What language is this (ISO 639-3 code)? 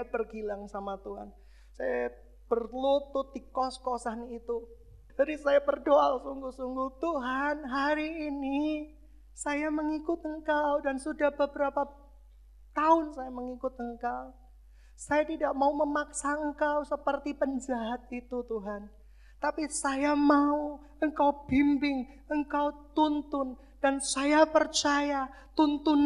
ind